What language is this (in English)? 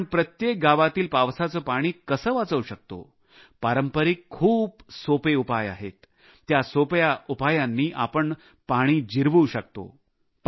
Marathi